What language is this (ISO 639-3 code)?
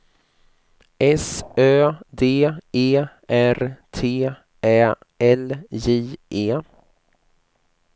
swe